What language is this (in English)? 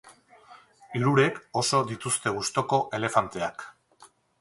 Basque